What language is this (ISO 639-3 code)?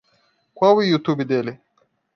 por